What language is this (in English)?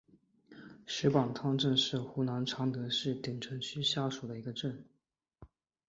Chinese